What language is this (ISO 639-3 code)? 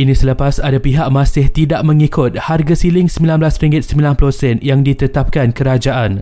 msa